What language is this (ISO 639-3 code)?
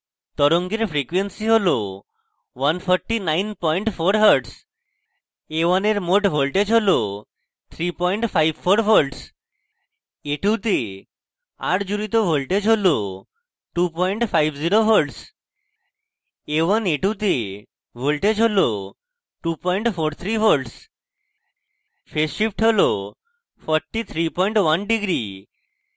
ben